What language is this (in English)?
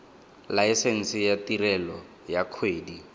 Tswana